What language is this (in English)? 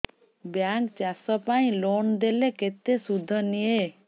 Odia